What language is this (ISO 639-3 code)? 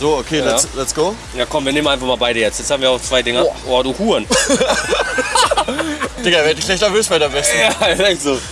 deu